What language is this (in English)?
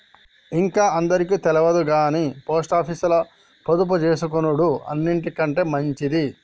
Telugu